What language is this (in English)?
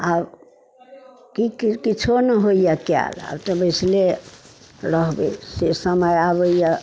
Maithili